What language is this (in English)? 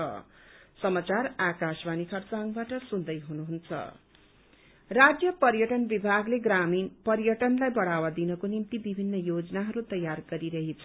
Nepali